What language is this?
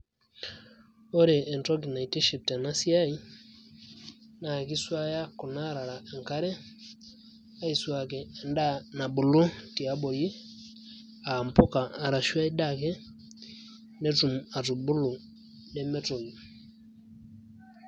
Masai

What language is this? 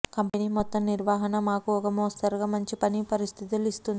Telugu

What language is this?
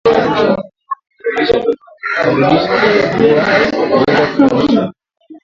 Swahili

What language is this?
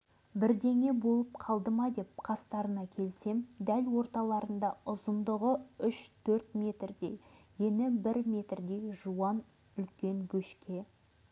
Kazakh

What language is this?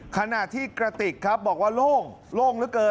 Thai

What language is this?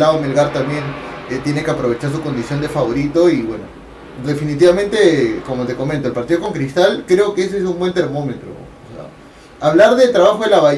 Spanish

